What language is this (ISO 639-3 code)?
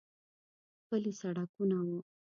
pus